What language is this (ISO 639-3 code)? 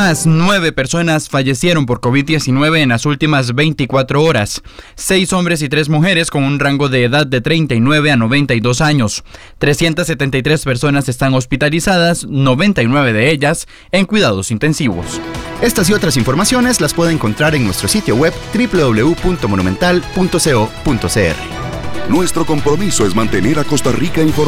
spa